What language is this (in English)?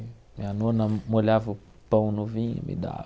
Portuguese